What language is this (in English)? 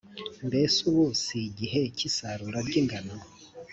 Kinyarwanda